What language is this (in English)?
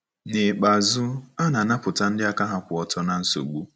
Igbo